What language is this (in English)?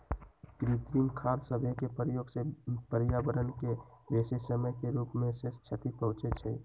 Magahi